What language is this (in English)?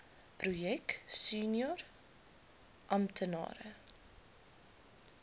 Afrikaans